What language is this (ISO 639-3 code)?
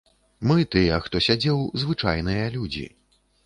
bel